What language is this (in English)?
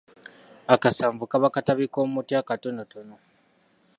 Ganda